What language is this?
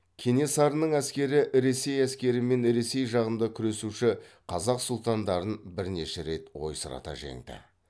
Kazakh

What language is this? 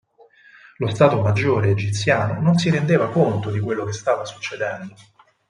Italian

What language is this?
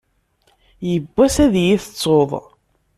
Kabyle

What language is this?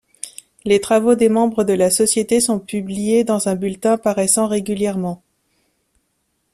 French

